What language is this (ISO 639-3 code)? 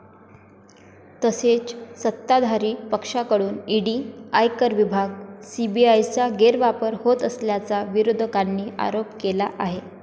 mar